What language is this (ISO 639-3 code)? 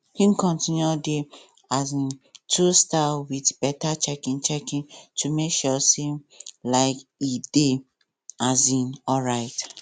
pcm